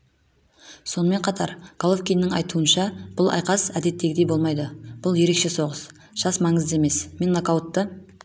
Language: Kazakh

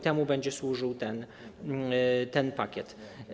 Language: Polish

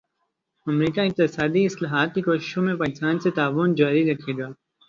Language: Urdu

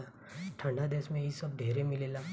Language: Bhojpuri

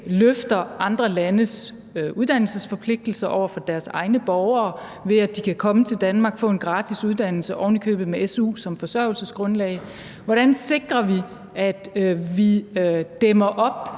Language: Danish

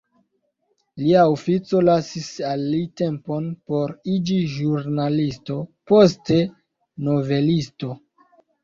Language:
Esperanto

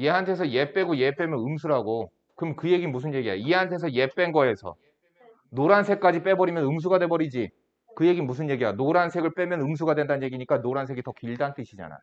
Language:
Korean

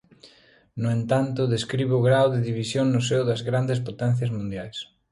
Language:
Galician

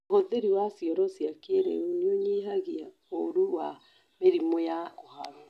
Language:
Kikuyu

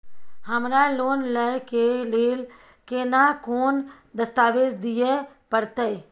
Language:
Maithili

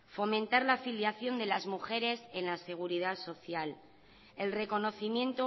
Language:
Spanish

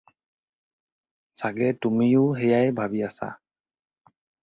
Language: Assamese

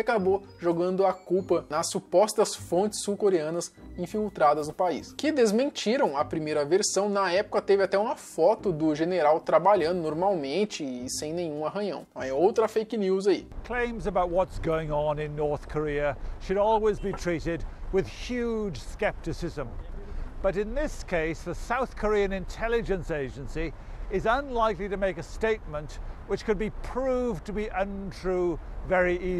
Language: Portuguese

